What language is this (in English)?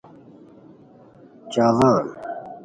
Khowar